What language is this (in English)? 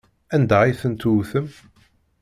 Kabyle